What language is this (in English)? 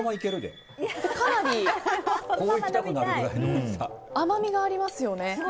Japanese